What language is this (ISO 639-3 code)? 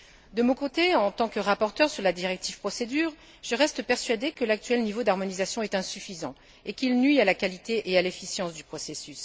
fra